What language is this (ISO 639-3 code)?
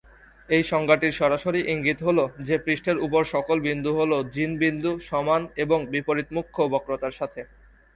ben